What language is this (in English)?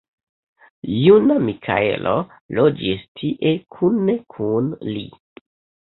Esperanto